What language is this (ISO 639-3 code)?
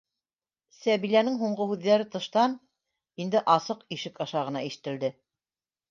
bak